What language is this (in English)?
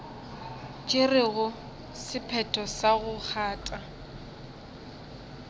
Northern Sotho